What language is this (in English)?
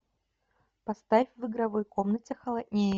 Russian